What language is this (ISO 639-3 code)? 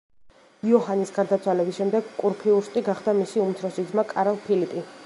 kat